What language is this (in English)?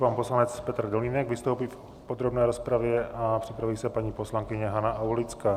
Czech